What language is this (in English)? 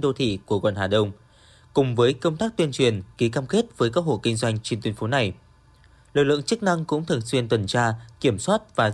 Vietnamese